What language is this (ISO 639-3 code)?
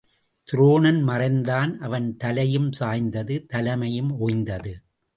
tam